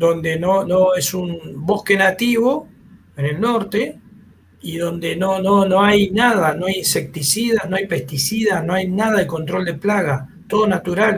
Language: Spanish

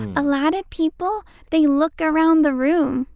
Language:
English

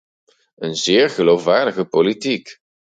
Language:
Dutch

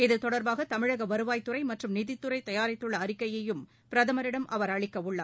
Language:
Tamil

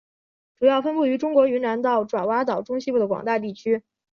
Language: Chinese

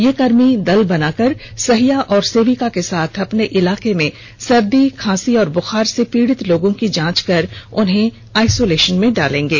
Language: Hindi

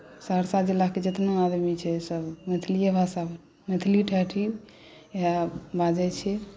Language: Maithili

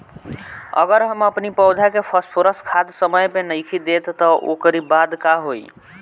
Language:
Bhojpuri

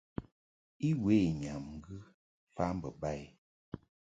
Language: Mungaka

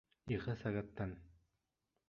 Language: Bashkir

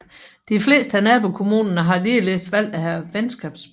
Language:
Danish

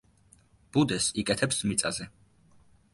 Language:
Georgian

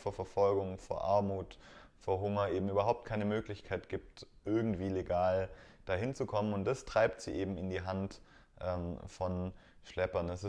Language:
German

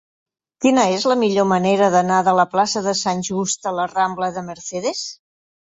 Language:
Catalan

